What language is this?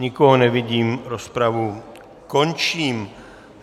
Czech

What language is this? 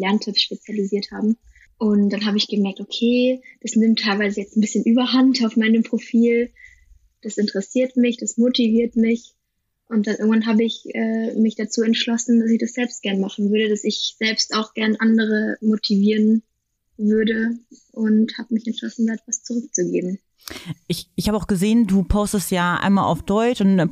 German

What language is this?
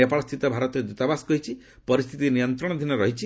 Odia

